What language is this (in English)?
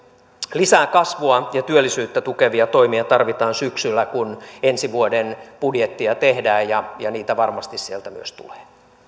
Finnish